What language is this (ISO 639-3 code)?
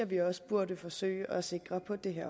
dan